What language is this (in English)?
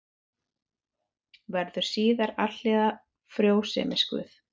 Icelandic